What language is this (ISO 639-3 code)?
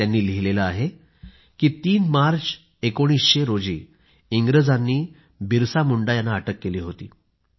mar